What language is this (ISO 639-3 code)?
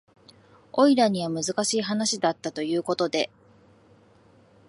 jpn